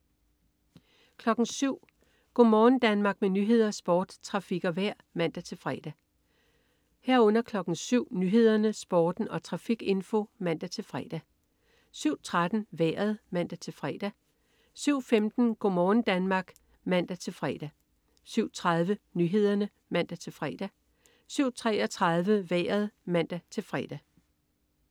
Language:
Danish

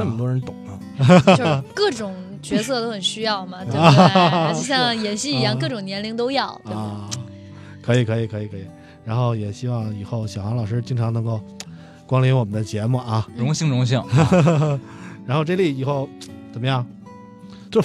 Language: Chinese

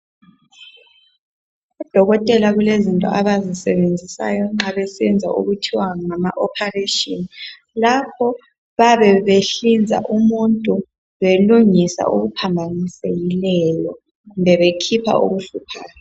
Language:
North Ndebele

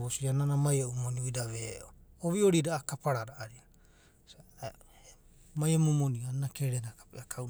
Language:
Abadi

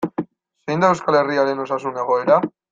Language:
Basque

